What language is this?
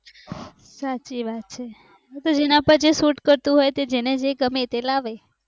Gujarati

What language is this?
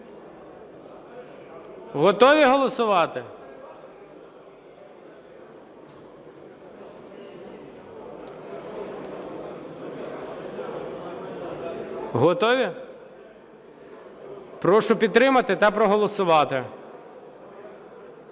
Ukrainian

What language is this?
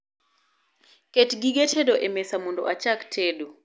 Luo (Kenya and Tanzania)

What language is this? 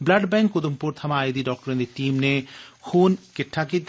Dogri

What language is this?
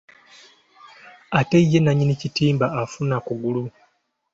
Ganda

